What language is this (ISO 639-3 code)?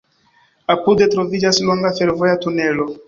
epo